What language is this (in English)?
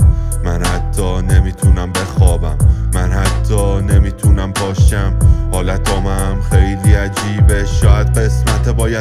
Persian